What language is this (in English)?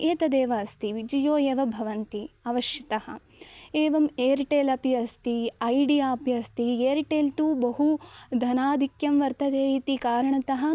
Sanskrit